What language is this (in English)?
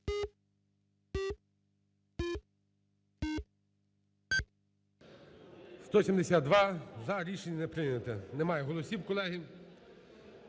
Ukrainian